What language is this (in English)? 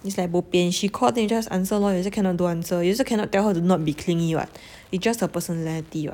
English